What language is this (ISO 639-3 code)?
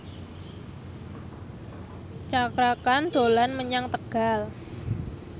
jav